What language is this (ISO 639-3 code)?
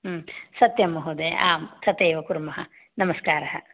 san